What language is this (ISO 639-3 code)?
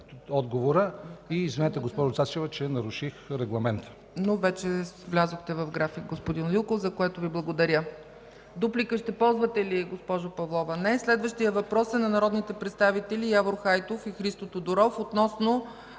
bul